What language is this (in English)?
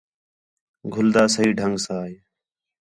Khetrani